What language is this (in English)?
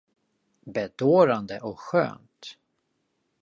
Swedish